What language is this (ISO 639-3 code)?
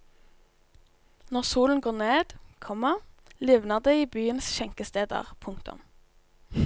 nor